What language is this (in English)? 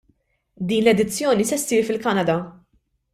Maltese